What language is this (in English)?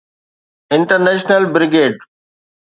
Sindhi